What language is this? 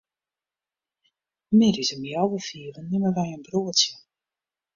Western Frisian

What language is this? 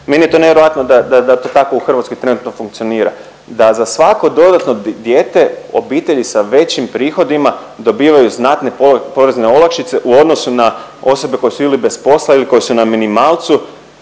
Croatian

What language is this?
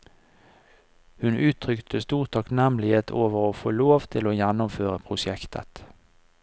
Norwegian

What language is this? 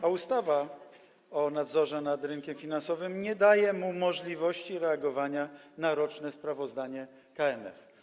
Polish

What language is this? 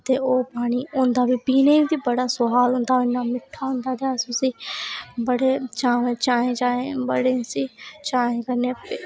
Dogri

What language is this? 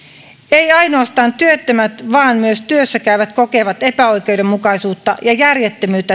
Finnish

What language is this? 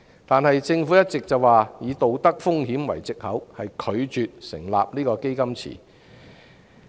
Cantonese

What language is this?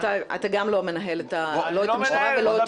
Hebrew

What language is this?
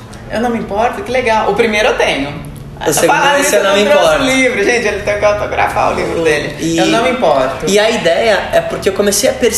Portuguese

